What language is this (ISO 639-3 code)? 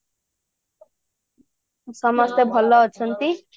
ori